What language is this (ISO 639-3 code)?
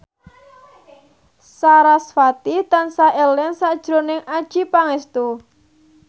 jav